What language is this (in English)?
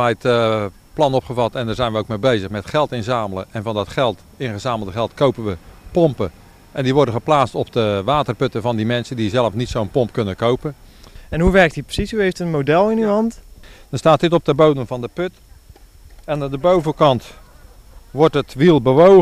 Dutch